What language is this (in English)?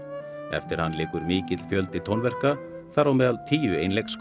Icelandic